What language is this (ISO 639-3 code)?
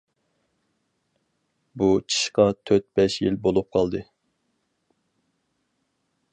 uig